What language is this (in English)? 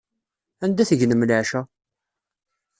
Kabyle